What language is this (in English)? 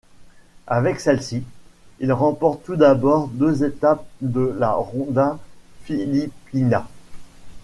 French